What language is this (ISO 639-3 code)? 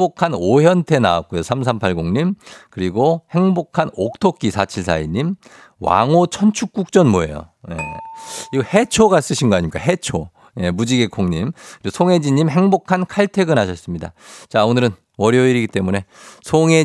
kor